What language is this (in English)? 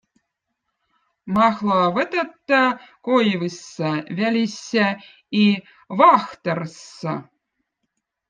Votic